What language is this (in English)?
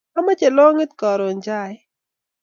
Kalenjin